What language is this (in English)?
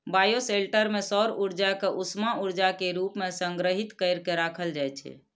Maithili